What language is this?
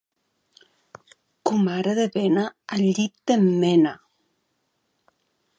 Catalan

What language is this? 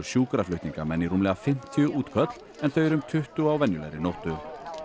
Icelandic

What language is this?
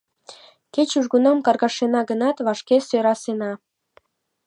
Mari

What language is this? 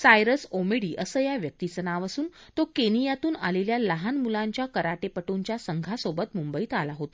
Marathi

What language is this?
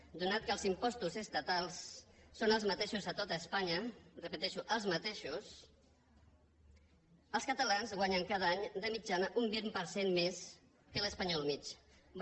Catalan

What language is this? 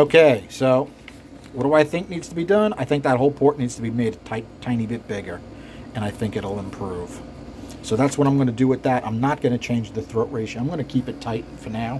English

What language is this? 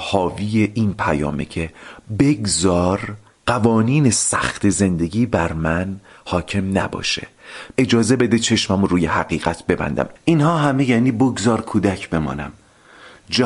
Persian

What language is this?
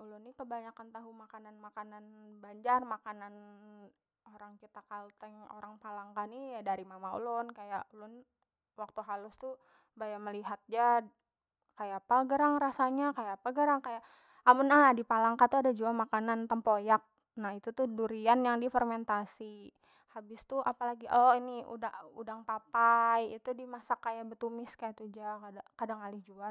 Banjar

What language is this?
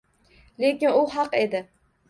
Uzbek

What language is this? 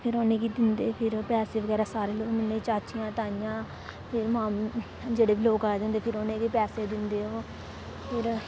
Dogri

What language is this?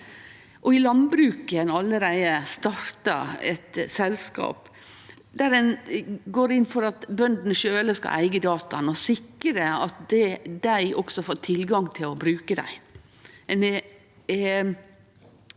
Norwegian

